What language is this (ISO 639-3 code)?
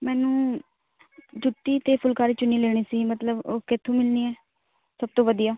pan